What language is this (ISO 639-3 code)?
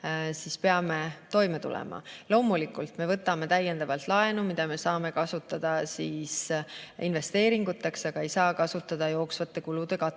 est